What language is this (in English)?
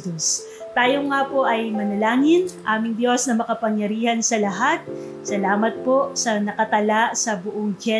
Filipino